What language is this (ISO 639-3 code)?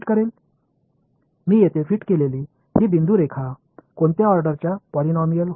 tam